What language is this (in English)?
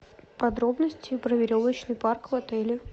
Russian